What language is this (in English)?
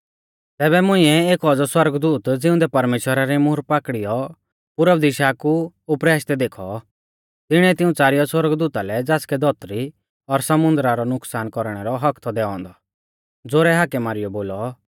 Mahasu Pahari